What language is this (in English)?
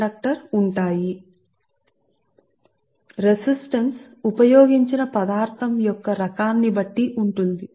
Telugu